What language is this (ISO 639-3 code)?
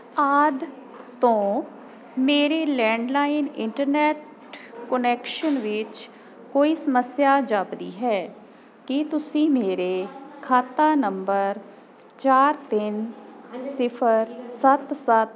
pan